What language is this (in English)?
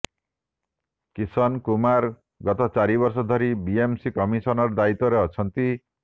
Odia